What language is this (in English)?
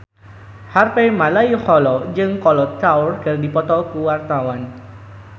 Sundanese